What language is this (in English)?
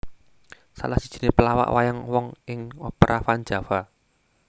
Javanese